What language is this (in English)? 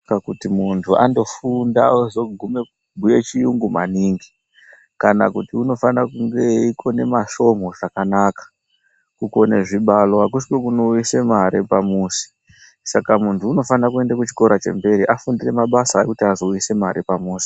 Ndau